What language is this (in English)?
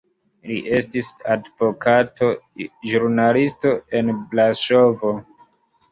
Esperanto